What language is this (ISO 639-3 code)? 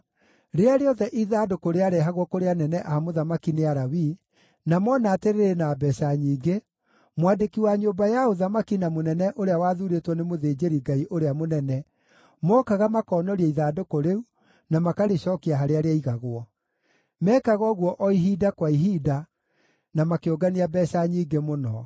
kik